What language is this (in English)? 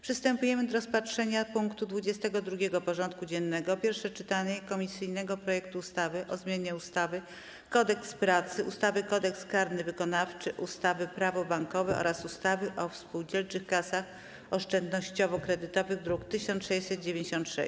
Polish